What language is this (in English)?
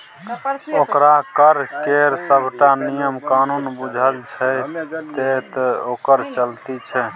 Maithili